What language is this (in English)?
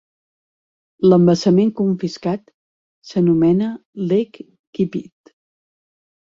Catalan